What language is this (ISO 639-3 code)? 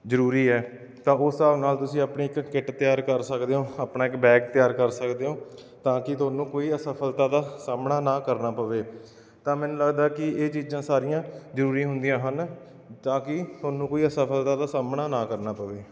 pan